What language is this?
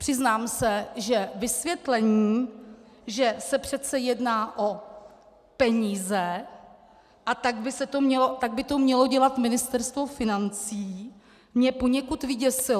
Czech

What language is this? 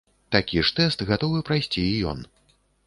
Belarusian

